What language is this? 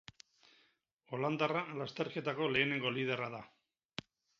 Basque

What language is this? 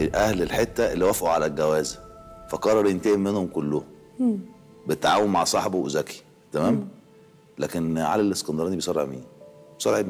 Arabic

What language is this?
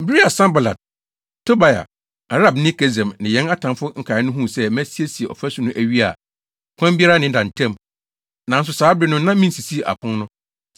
Akan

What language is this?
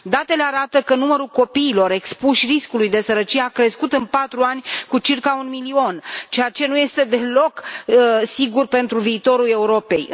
Romanian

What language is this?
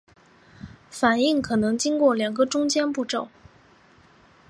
Chinese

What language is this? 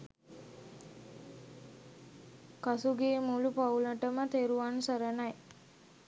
Sinhala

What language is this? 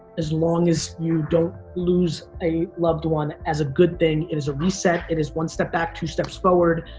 English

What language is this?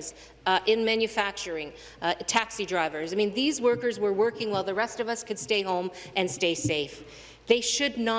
English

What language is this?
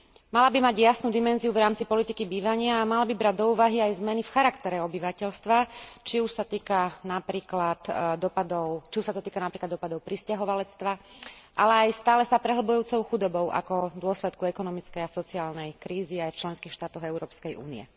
Slovak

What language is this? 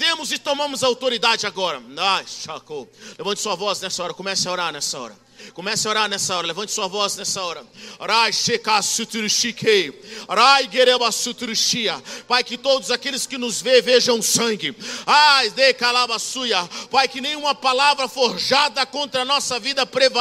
Portuguese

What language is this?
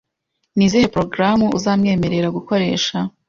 Kinyarwanda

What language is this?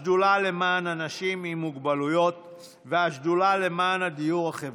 Hebrew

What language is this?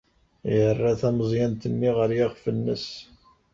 Kabyle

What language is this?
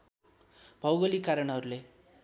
Nepali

